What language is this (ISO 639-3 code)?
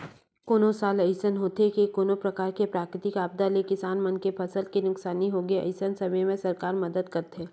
hne